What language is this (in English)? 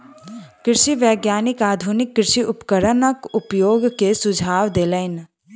Maithili